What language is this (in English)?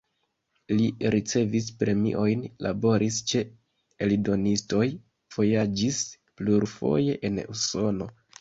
Esperanto